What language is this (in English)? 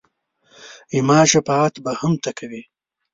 Pashto